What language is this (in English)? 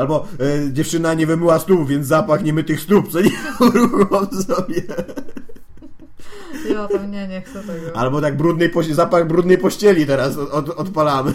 Polish